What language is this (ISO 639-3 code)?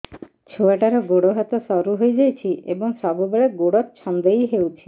ori